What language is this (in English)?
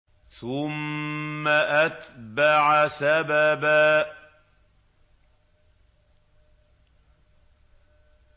Arabic